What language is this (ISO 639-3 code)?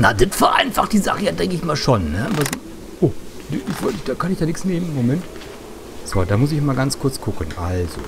deu